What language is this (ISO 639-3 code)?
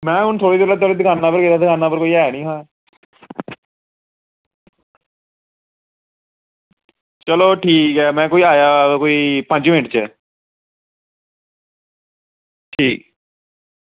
doi